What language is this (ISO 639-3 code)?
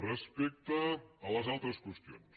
cat